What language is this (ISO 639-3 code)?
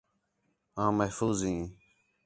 xhe